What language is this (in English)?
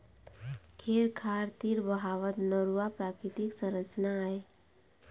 Chhattisgarhi